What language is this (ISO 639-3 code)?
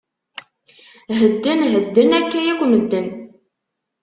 kab